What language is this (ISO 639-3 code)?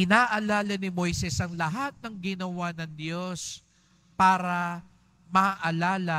fil